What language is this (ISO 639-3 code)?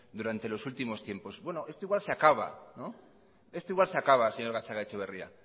spa